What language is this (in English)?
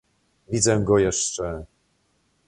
Polish